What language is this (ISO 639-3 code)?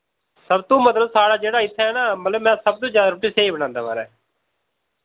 doi